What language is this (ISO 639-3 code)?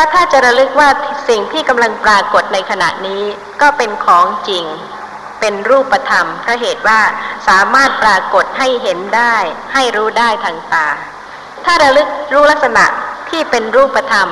tha